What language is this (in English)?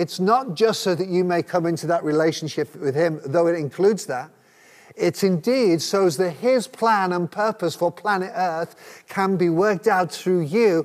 English